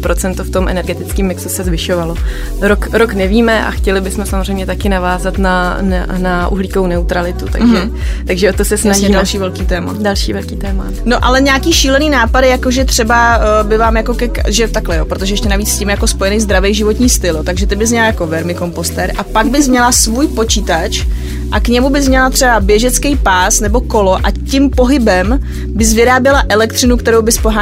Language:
Czech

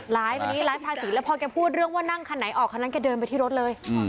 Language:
Thai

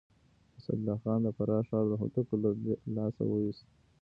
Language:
Pashto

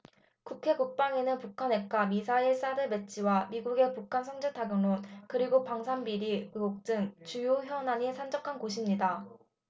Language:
Korean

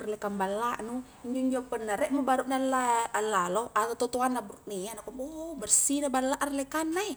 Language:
Highland Konjo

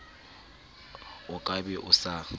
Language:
Southern Sotho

